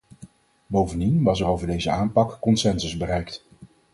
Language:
Dutch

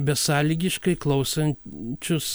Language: Lithuanian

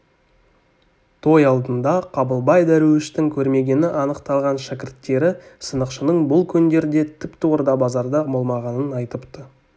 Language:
Kazakh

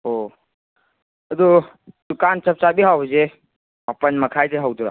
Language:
Manipuri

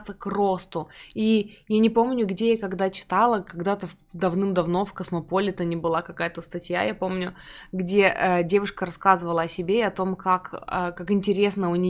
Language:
Russian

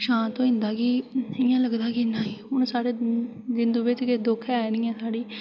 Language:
Dogri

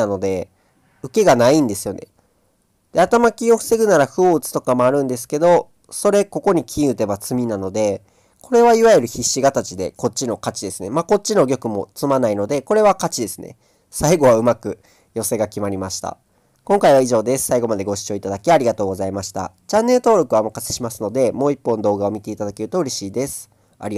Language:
Japanese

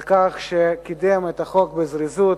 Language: Hebrew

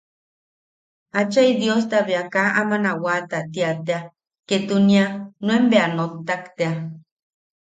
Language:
Yaqui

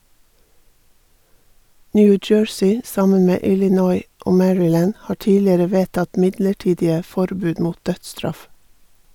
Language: Norwegian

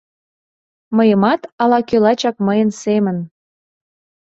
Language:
Mari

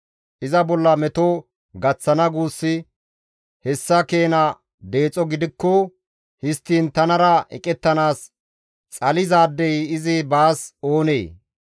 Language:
Gamo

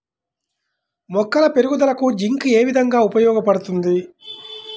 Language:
Telugu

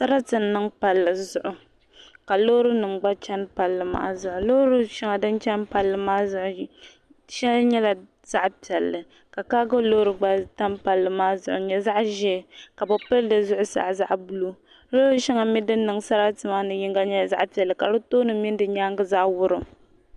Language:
Dagbani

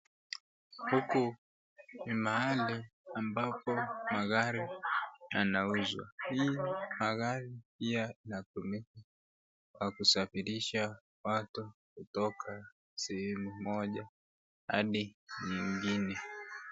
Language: Swahili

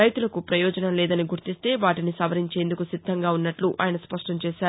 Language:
Telugu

